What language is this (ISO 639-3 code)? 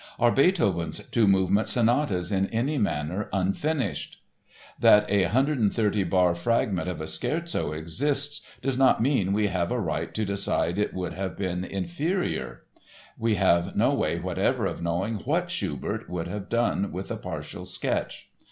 eng